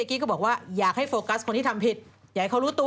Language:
Thai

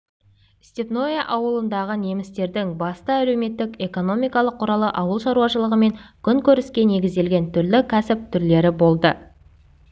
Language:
Kazakh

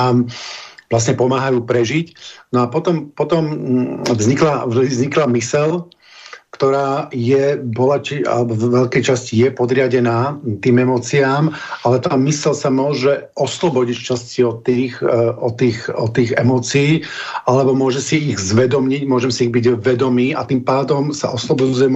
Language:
Slovak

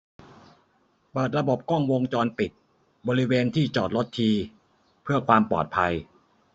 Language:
Thai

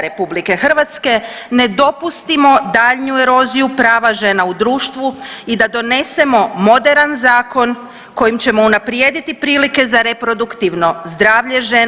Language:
Croatian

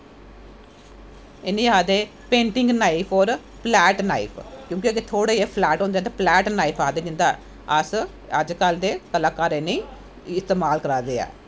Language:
Dogri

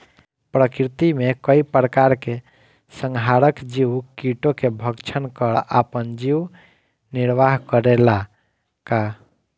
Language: Bhojpuri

